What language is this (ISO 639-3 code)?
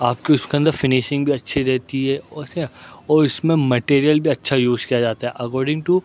urd